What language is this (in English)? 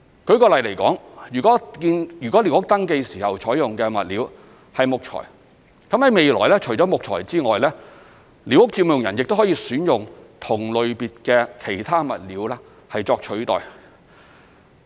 Cantonese